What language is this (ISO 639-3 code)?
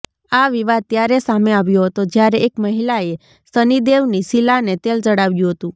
guj